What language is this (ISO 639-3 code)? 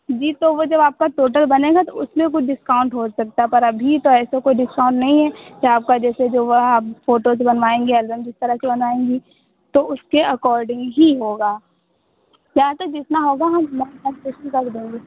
hin